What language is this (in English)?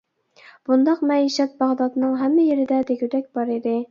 Uyghur